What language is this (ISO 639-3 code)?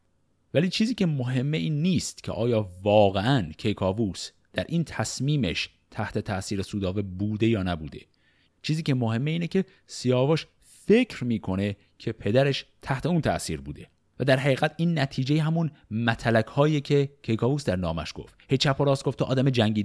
fas